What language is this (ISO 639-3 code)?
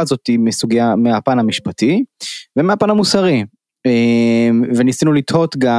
heb